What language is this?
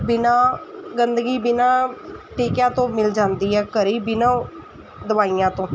Punjabi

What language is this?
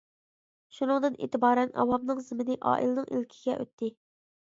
Uyghur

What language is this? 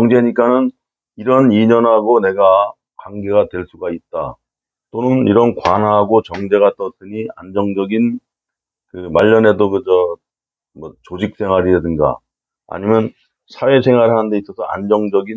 Korean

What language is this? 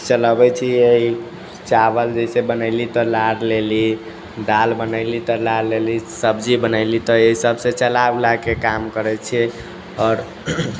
Maithili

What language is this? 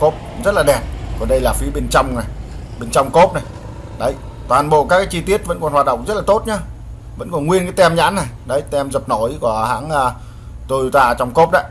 Vietnamese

